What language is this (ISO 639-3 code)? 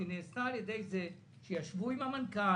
heb